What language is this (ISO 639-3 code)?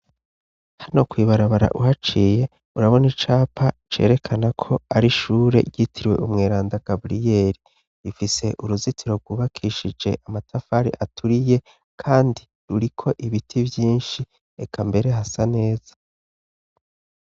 run